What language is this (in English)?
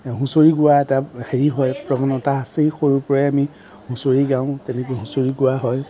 Assamese